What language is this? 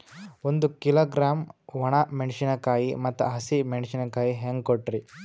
Kannada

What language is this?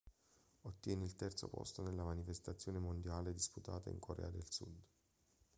Italian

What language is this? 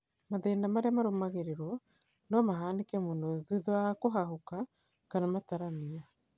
Kikuyu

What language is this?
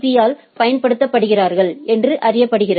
Tamil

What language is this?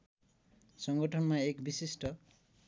Nepali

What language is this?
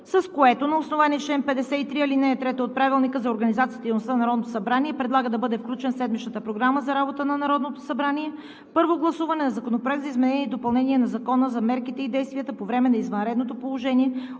Bulgarian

